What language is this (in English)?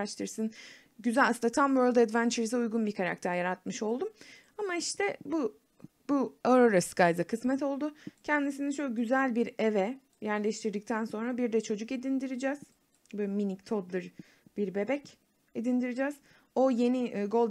Turkish